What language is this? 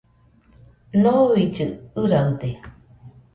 Nüpode Huitoto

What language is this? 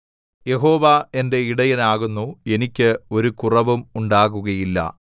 Malayalam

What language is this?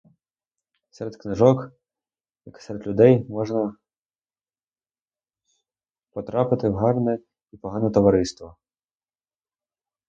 Ukrainian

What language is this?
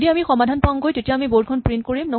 Assamese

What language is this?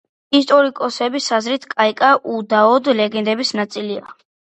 Georgian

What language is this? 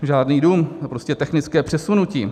Czech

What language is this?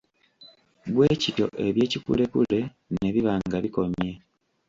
Ganda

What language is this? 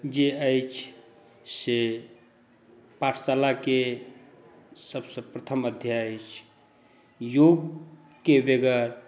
Maithili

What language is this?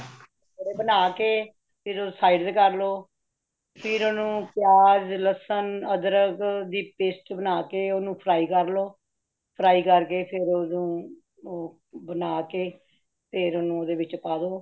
Punjabi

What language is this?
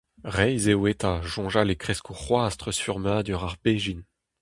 Breton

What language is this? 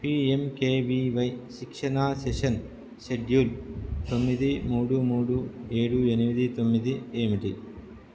Telugu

